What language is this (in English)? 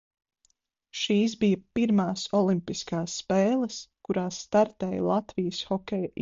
Latvian